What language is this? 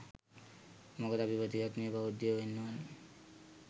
Sinhala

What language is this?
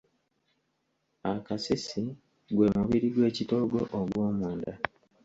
Ganda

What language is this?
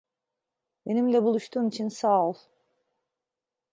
Turkish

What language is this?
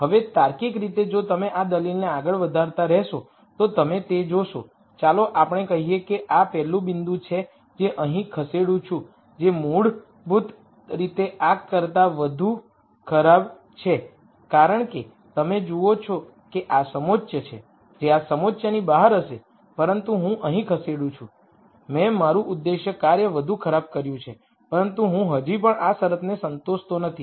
Gujarati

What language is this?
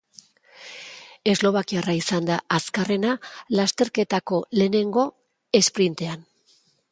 Basque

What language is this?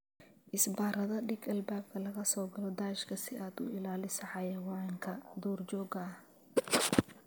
Somali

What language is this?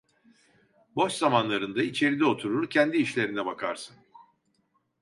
Turkish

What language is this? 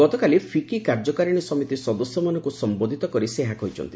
Odia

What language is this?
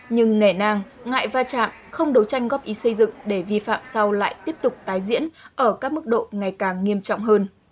Vietnamese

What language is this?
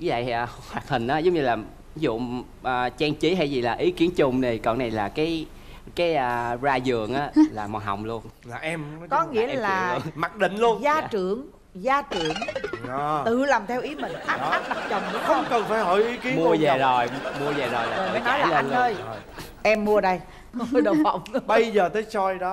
Vietnamese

